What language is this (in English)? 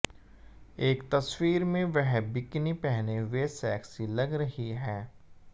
Hindi